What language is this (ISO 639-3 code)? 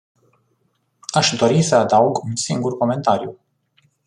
ron